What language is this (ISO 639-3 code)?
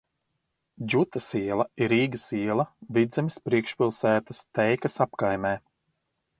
lav